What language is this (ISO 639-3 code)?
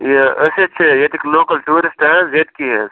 kas